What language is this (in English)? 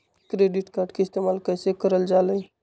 Magahi